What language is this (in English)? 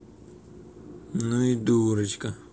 Russian